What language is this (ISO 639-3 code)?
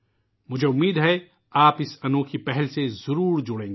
urd